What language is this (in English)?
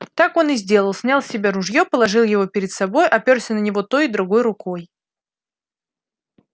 Russian